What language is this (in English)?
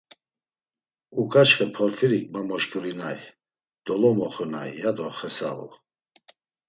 Laz